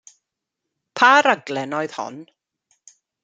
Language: Welsh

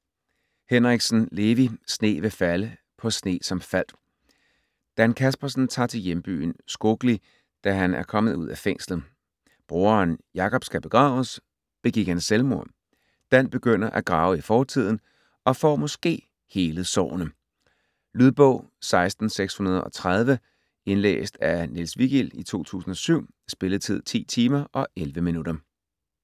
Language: Danish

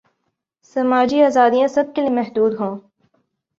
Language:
Urdu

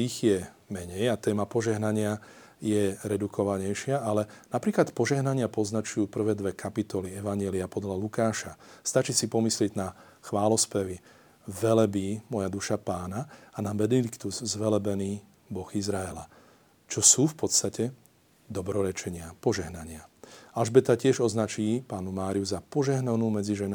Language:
Slovak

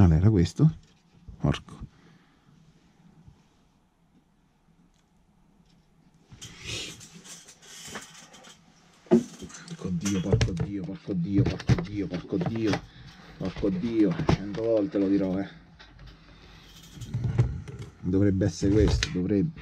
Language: Italian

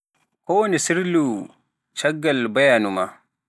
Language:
Pular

